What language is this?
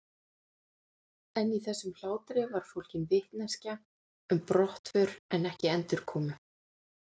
Icelandic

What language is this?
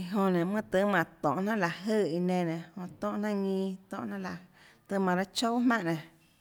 Tlacoatzintepec Chinantec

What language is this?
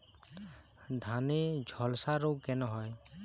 Bangla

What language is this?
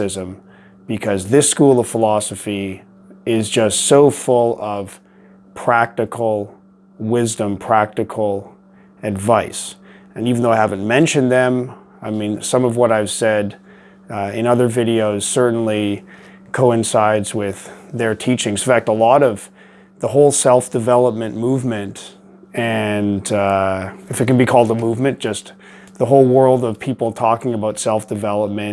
English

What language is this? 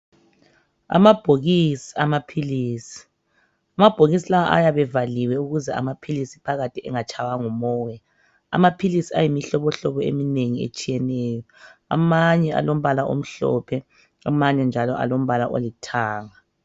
North Ndebele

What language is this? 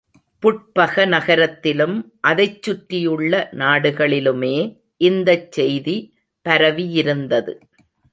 Tamil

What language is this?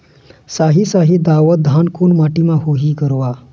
Chhattisgarhi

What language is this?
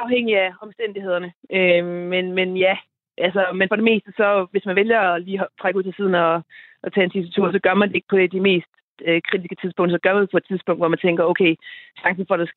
Danish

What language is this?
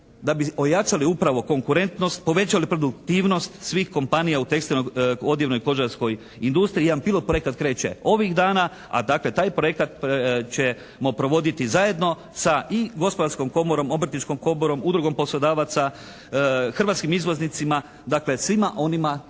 Croatian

